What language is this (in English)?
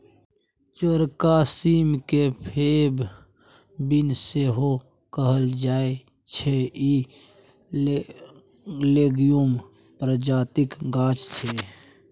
Maithili